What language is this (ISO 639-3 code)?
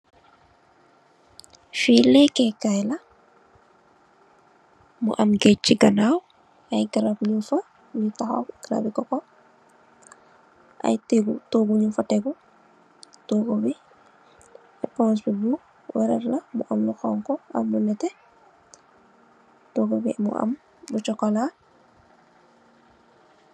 wol